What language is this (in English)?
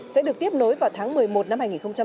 Vietnamese